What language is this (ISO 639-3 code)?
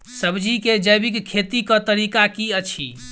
mai